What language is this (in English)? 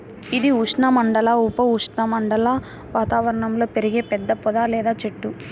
Telugu